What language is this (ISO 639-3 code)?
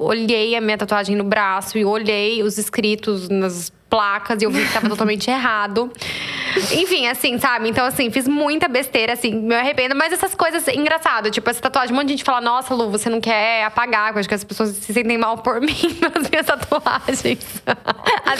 por